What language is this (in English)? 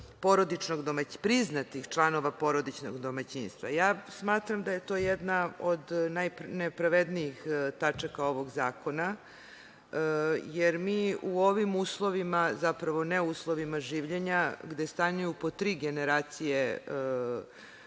Serbian